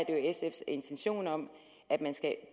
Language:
Danish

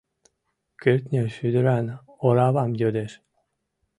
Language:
Mari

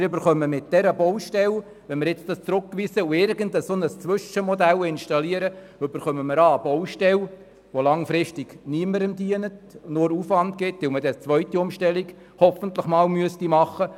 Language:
Swiss German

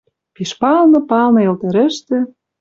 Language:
Western Mari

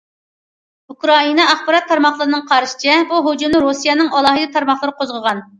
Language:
Uyghur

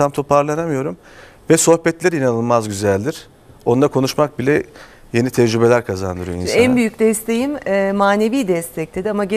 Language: Turkish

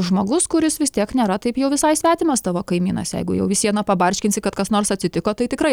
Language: Lithuanian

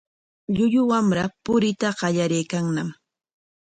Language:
Corongo Ancash Quechua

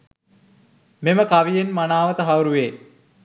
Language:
Sinhala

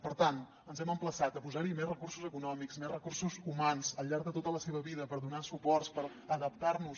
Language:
Catalan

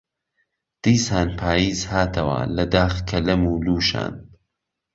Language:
Central Kurdish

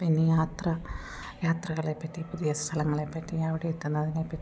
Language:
Malayalam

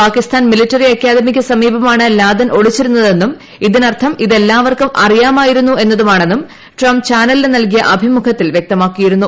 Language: Malayalam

